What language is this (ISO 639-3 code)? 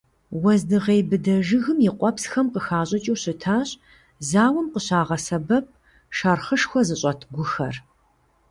kbd